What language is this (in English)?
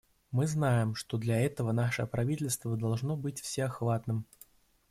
Russian